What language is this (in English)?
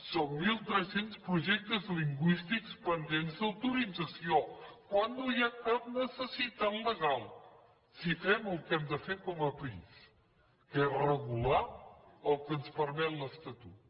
Catalan